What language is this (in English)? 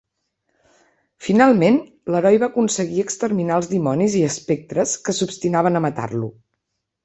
Catalan